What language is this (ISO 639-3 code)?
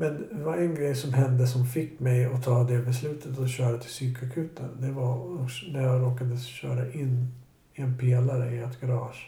swe